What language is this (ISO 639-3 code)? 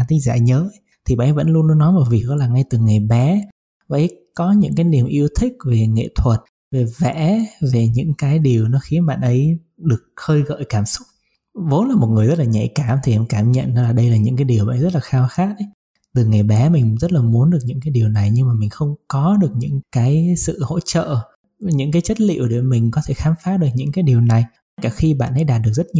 vie